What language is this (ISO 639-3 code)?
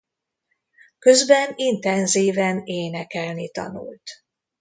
hun